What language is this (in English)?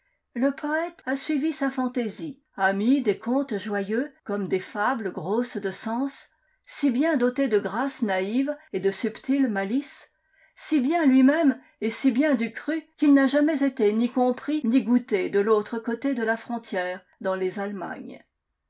French